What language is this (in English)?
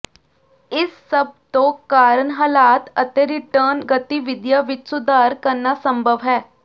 Punjabi